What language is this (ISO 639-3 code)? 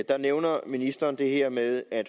dan